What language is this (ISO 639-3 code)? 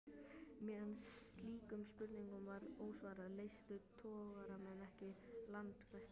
isl